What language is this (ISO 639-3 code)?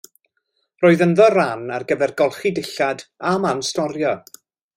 cym